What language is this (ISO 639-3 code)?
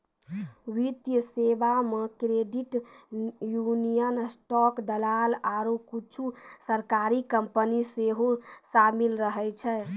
mai